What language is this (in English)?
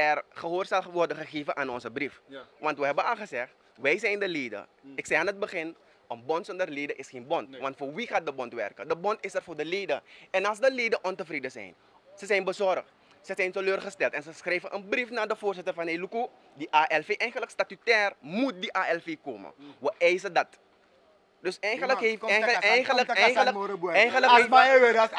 Dutch